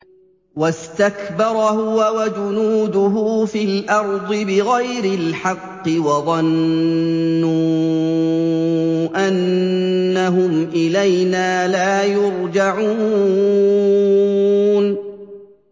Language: Arabic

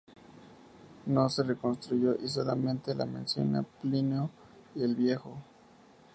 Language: Spanish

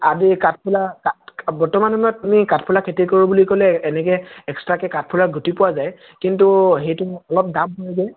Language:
Assamese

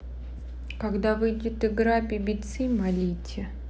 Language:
Russian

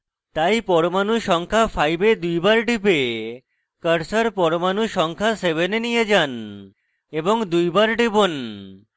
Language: Bangla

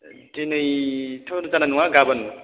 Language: Bodo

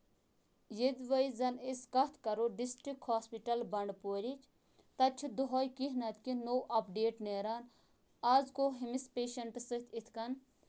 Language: Kashmiri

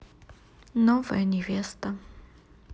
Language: Russian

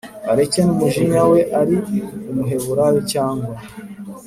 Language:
Kinyarwanda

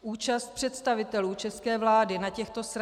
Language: Czech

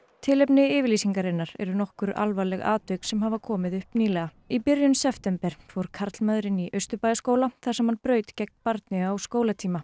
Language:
Icelandic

